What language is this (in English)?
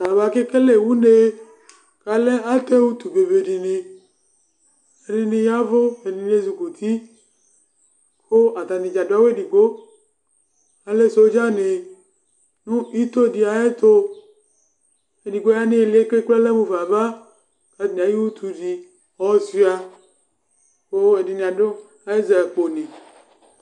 Ikposo